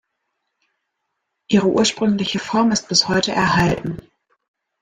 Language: German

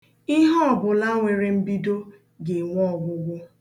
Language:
Igbo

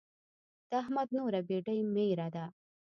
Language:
Pashto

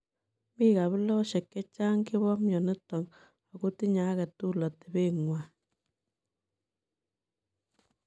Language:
Kalenjin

